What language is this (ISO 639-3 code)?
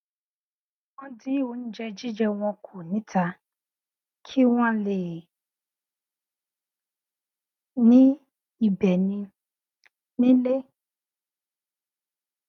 yor